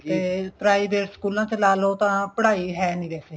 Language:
Punjabi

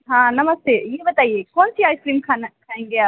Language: Hindi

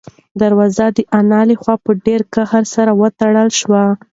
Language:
Pashto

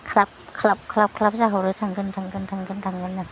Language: Bodo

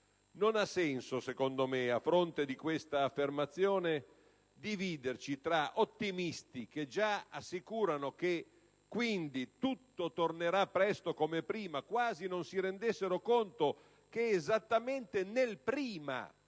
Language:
Italian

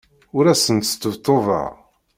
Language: Kabyle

